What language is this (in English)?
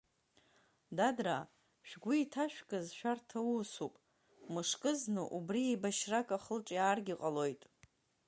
Abkhazian